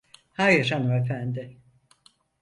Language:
Turkish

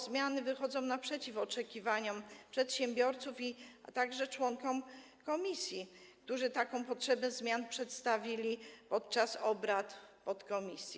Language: Polish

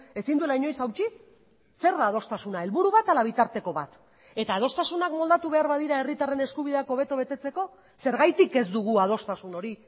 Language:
Basque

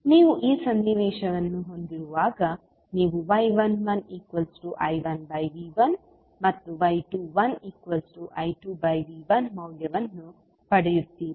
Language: Kannada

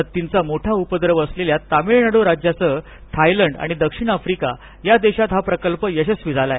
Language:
Marathi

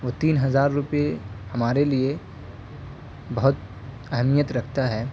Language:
Urdu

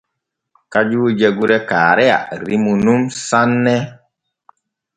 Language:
Borgu Fulfulde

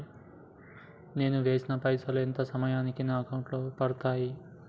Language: Telugu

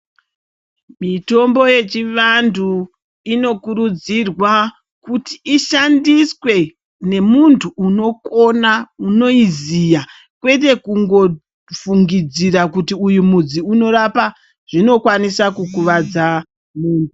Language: Ndau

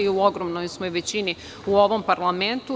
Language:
Serbian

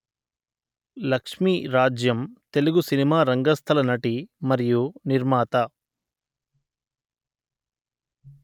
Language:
Telugu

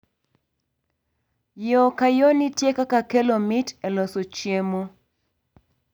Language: Luo (Kenya and Tanzania)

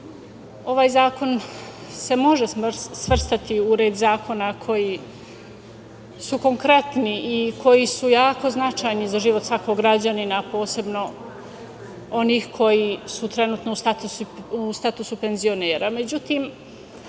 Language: Serbian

